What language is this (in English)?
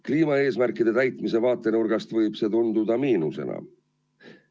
Estonian